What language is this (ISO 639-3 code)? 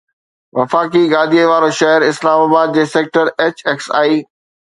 snd